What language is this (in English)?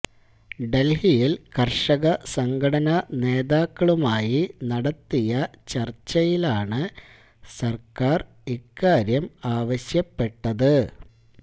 Malayalam